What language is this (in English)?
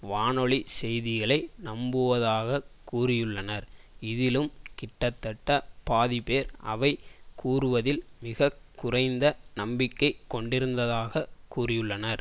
Tamil